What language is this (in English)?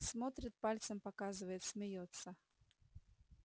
Russian